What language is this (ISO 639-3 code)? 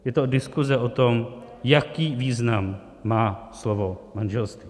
ces